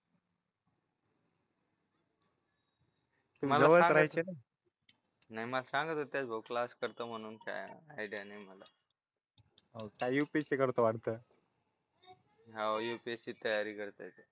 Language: Marathi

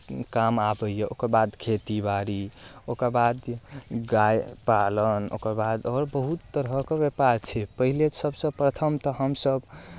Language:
Maithili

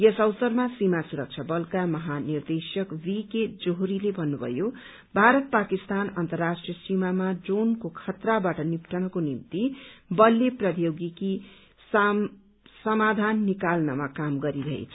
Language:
Nepali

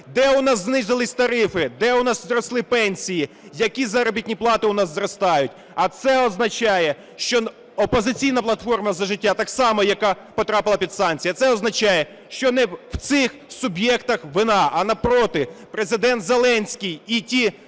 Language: Ukrainian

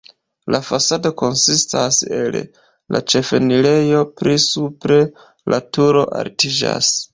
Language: Esperanto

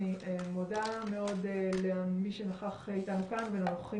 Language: Hebrew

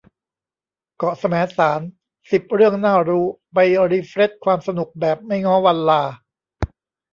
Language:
Thai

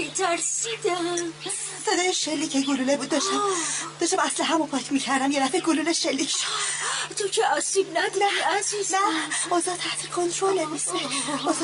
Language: Persian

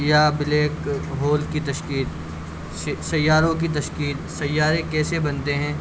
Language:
Urdu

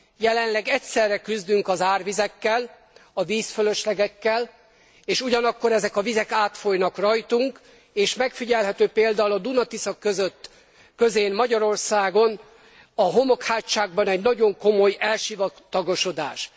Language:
Hungarian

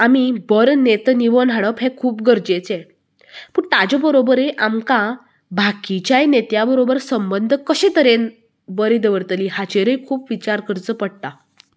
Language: Konkani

